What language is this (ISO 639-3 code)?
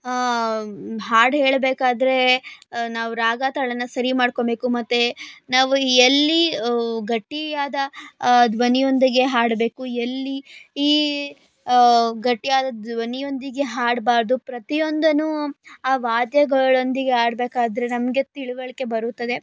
kan